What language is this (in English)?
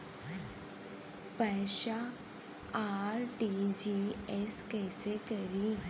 Bhojpuri